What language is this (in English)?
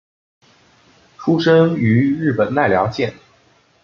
Chinese